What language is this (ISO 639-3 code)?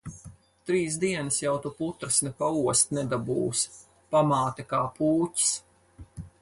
lav